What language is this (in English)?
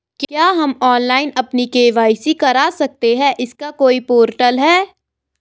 Hindi